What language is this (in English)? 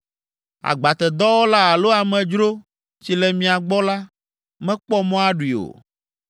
Ewe